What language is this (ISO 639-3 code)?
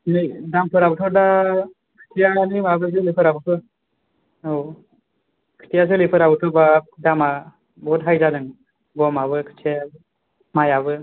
brx